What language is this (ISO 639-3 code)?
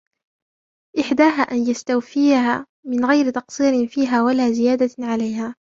ara